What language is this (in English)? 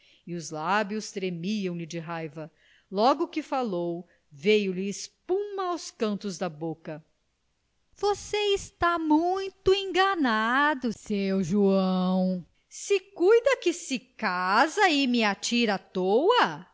Portuguese